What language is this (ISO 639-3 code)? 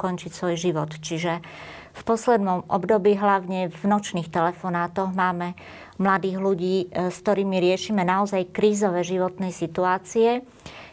slk